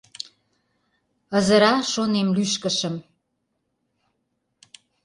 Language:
Mari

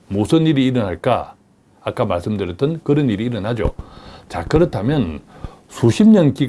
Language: Korean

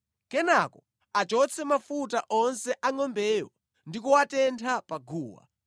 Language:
Nyanja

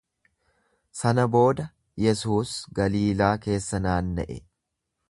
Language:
Oromo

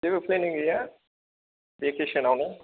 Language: Bodo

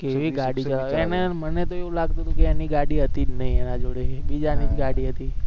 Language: Gujarati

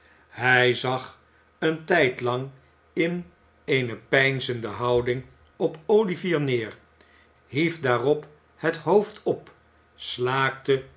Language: Dutch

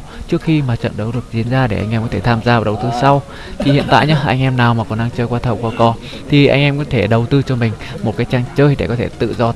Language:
Vietnamese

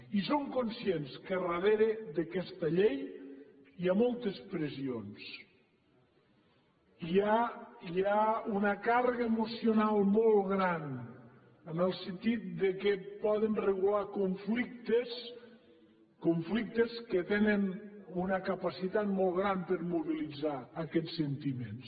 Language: Catalan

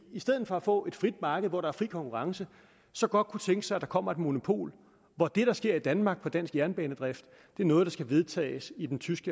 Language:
Danish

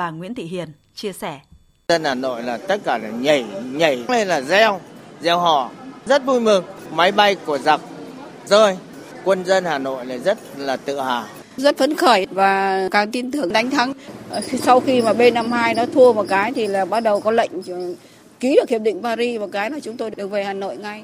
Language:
Vietnamese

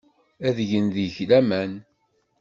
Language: Kabyle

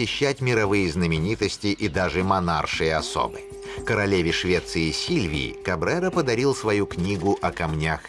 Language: Russian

